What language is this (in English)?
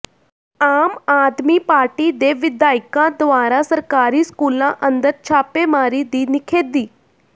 Punjabi